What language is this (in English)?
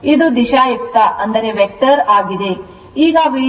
Kannada